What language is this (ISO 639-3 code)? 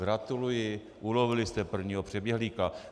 ces